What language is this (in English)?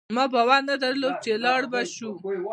Pashto